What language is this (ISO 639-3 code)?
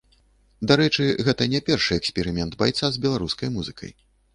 bel